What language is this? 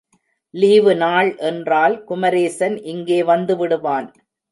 Tamil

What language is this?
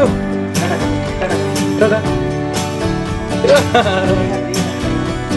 Hindi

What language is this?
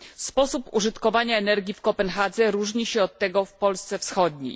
Polish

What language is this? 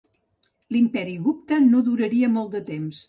Catalan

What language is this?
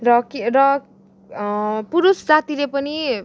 Nepali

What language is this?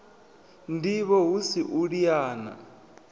Venda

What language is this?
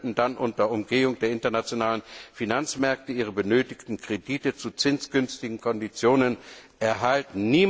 German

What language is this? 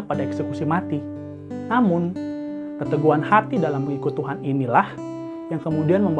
Indonesian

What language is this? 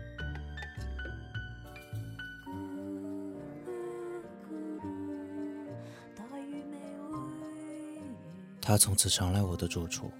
Chinese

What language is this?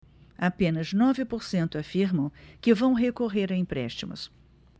Portuguese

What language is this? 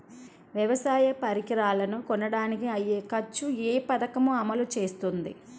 Telugu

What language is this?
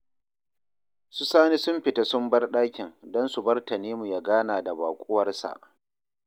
Hausa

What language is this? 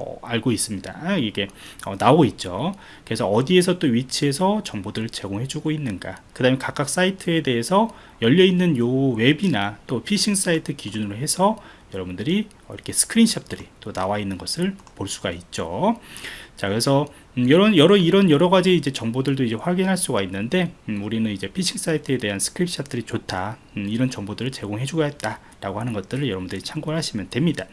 Korean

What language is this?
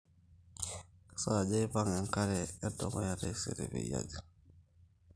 Masai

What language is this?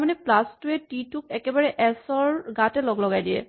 Assamese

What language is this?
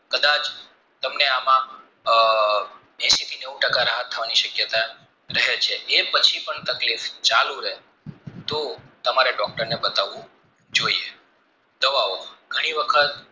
Gujarati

